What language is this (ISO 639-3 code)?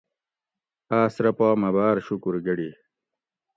gwc